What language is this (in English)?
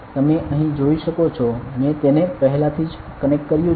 Gujarati